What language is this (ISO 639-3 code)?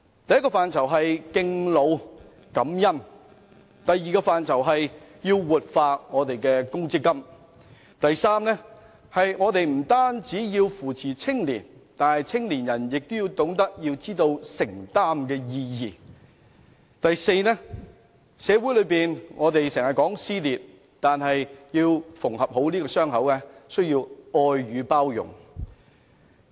yue